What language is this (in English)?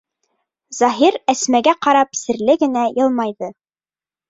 Bashkir